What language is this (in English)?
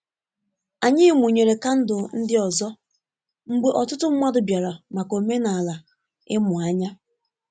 Igbo